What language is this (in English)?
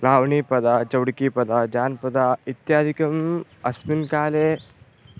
Sanskrit